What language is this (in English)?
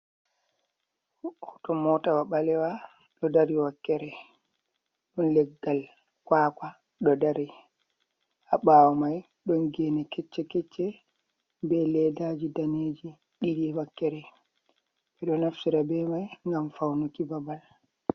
Fula